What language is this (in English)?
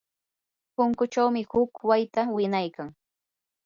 Yanahuanca Pasco Quechua